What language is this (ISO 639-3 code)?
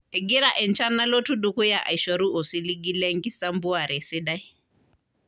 mas